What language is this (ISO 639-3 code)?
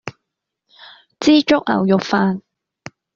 yue